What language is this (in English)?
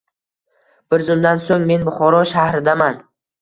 Uzbek